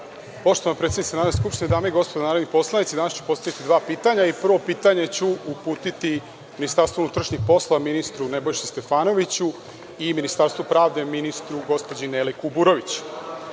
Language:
Serbian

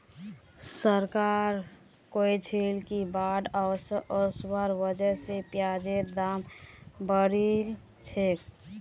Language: Magahi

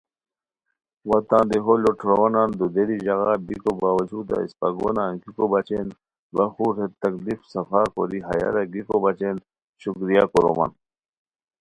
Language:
Khowar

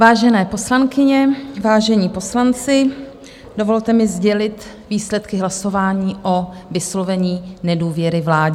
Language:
Czech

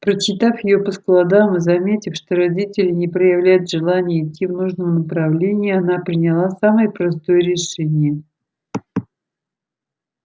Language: Russian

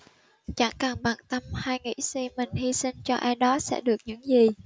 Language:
Vietnamese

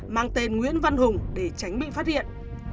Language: Vietnamese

